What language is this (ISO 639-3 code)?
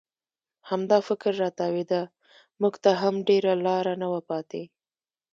pus